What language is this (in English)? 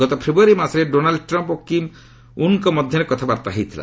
Odia